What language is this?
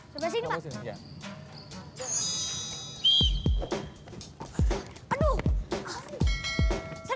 Indonesian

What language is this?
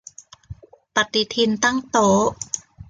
Thai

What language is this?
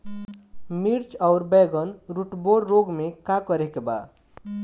Bhojpuri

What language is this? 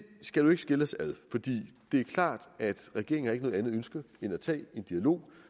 Danish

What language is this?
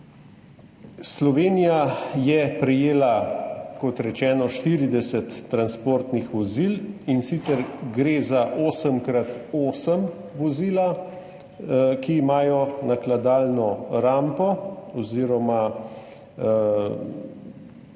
Slovenian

